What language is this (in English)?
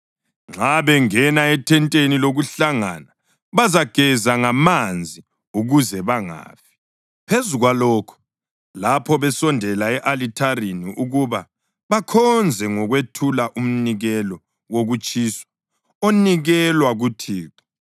North Ndebele